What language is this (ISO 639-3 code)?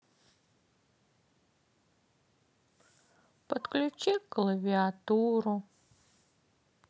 rus